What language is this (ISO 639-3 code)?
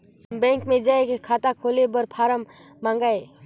hne